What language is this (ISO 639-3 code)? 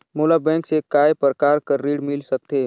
hne